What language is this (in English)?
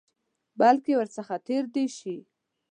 Pashto